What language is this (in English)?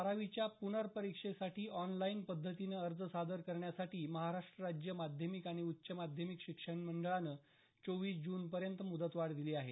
Marathi